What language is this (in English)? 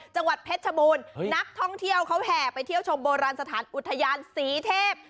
Thai